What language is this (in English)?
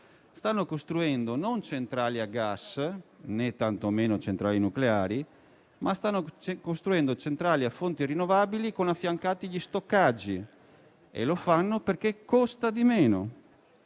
Italian